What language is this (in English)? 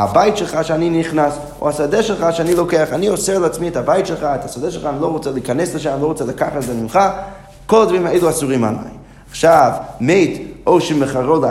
Hebrew